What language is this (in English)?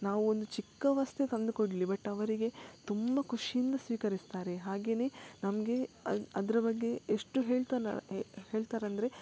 Kannada